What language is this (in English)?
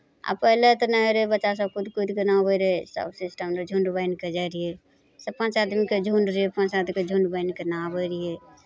Maithili